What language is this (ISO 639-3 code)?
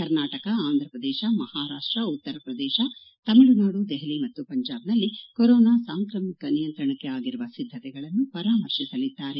kan